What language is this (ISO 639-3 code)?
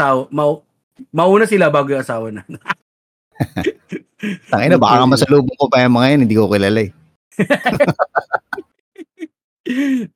fil